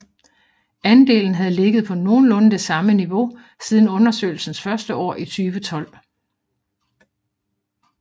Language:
Danish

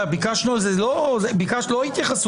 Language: Hebrew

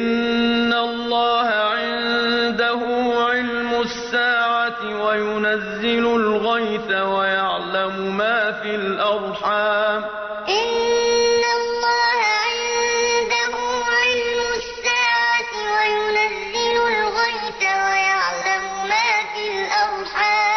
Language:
Arabic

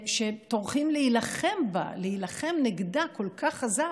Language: Hebrew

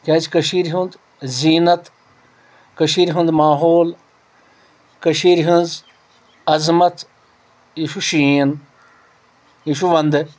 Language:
Kashmiri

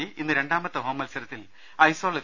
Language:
Malayalam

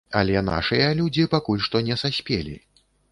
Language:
Belarusian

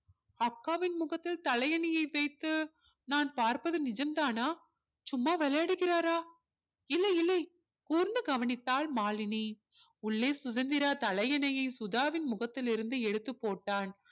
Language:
Tamil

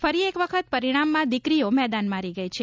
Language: Gujarati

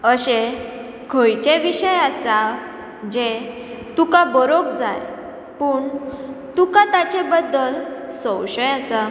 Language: Konkani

